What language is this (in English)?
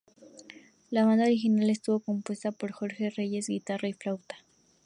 Spanish